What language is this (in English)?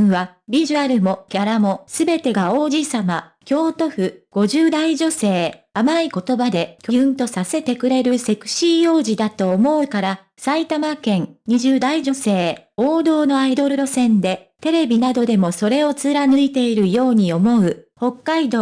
Japanese